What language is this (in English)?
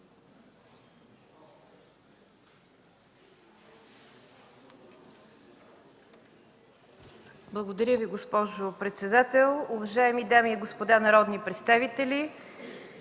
Bulgarian